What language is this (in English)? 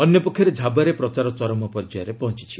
Odia